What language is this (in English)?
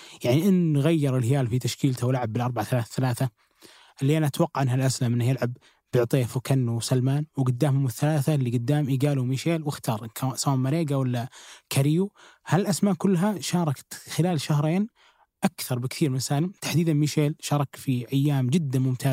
Arabic